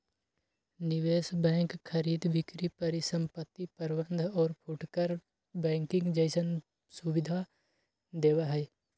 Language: Magahi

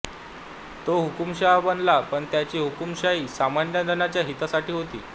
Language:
Marathi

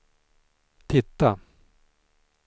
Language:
Swedish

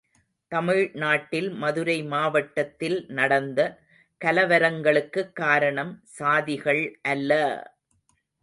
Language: Tamil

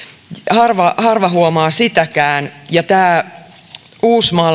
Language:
Finnish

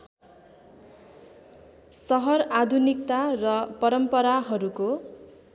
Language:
Nepali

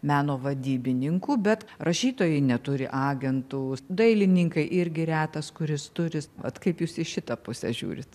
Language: Lithuanian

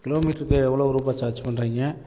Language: Tamil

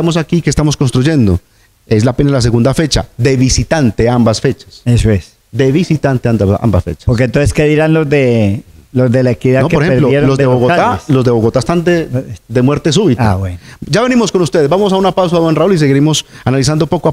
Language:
Spanish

